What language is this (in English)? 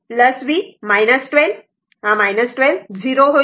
Marathi